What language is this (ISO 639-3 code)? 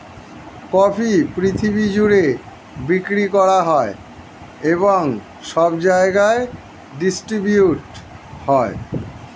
ben